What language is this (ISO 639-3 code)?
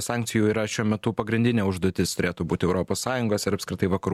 lit